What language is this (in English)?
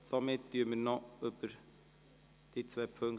Swiss German